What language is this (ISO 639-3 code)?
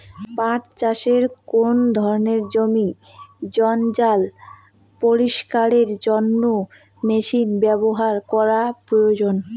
ben